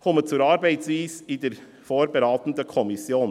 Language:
Swiss German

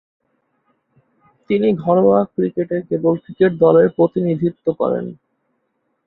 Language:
Bangla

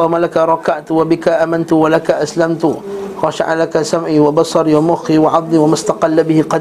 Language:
Malay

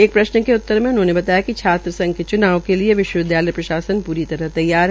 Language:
Hindi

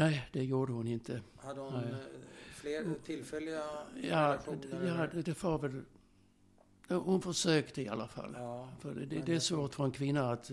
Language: Swedish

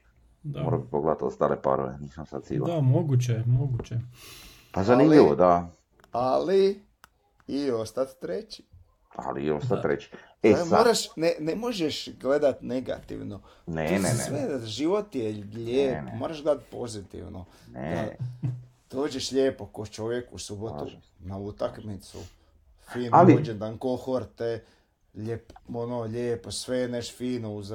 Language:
Croatian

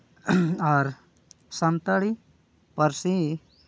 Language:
Santali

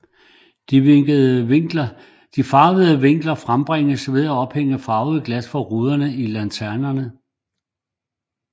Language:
Danish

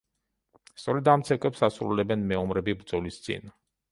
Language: Georgian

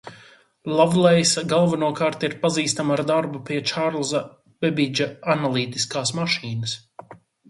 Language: Latvian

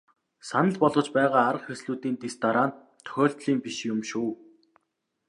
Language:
Mongolian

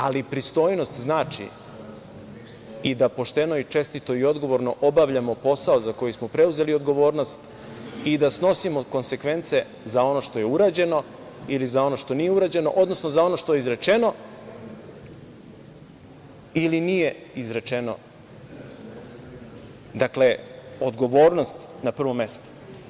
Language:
Serbian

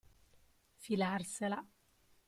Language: Italian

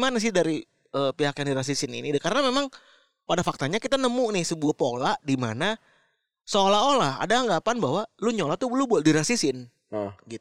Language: Indonesian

